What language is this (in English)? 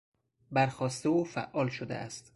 Persian